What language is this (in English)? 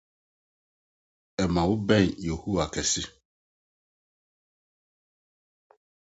Akan